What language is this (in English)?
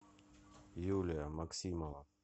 Russian